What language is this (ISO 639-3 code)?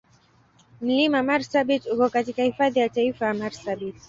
swa